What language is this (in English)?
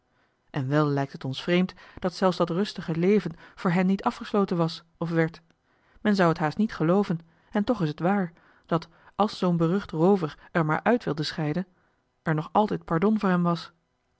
Dutch